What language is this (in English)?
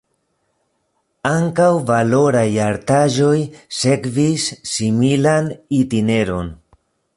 Esperanto